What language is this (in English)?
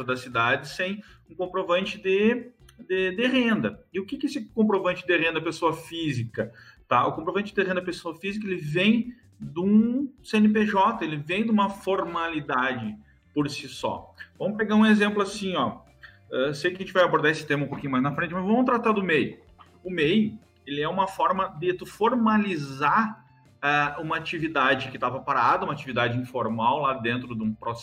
Portuguese